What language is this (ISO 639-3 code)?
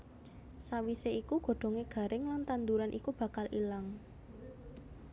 jav